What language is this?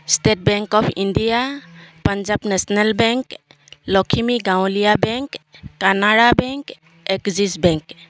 Assamese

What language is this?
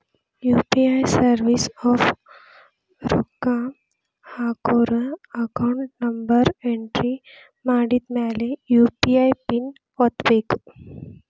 Kannada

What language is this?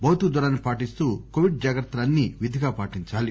Telugu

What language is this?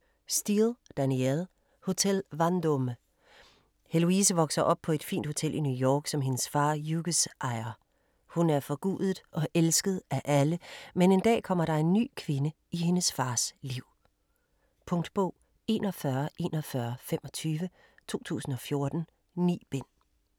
Danish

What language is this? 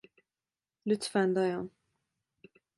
Turkish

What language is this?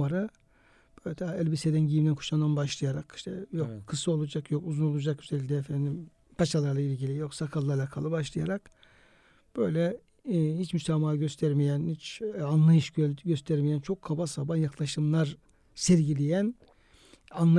Turkish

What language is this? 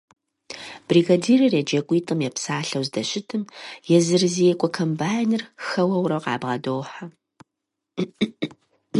Kabardian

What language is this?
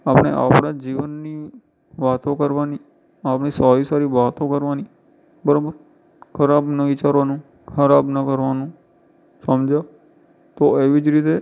Gujarati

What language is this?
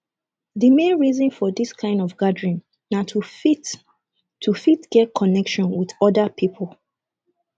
Nigerian Pidgin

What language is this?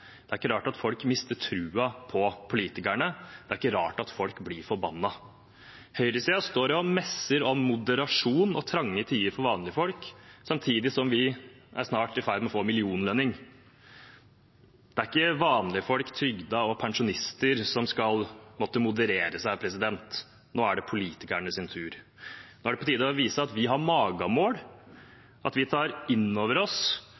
Norwegian Bokmål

